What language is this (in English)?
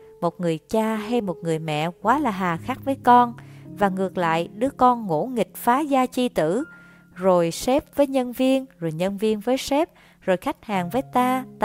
Vietnamese